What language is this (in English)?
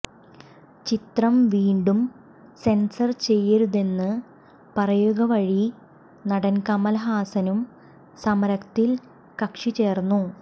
Malayalam